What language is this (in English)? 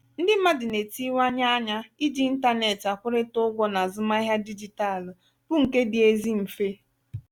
Igbo